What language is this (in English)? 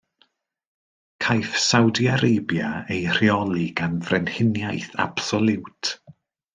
Welsh